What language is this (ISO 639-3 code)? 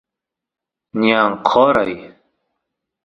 qus